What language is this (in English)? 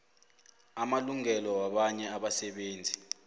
South Ndebele